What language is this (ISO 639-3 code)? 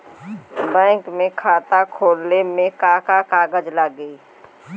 bho